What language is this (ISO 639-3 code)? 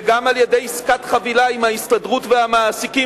heb